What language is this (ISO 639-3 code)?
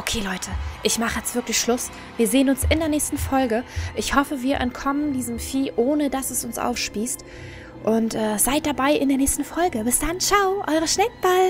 deu